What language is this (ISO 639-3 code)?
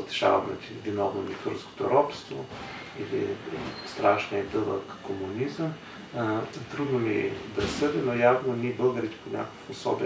bul